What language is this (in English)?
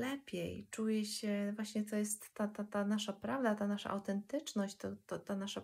Polish